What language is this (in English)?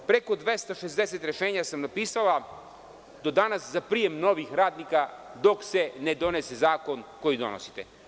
Serbian